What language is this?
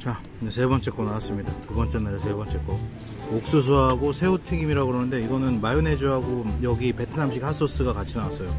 Korean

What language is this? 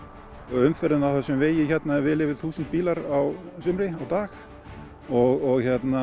Icelandic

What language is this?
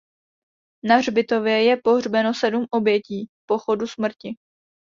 Czech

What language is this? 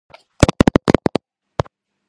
Georgian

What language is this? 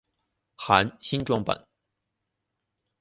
Chinese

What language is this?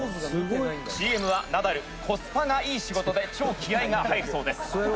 Japanese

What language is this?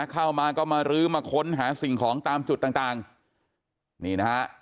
Thai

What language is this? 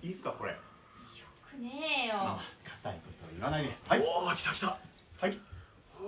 Japanese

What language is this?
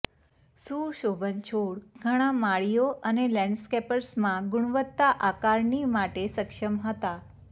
Gujarati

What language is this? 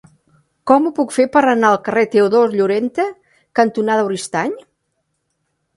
Catalan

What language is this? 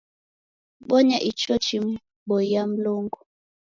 Taita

